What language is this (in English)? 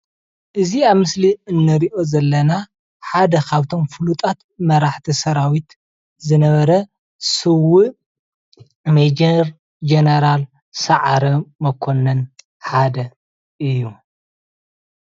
Tigrinya